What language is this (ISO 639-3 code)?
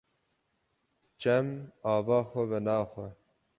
kur